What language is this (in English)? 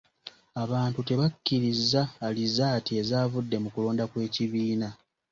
Ganda